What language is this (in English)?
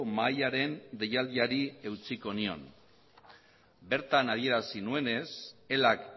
Basque